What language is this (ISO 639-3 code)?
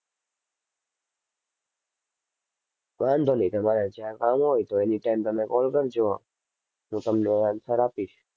guj